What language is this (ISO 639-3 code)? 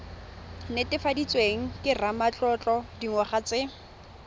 tsn